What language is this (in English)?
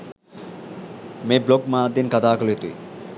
Sinhala